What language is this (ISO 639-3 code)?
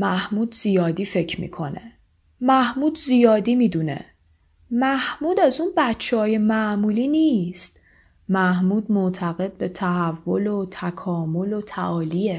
fas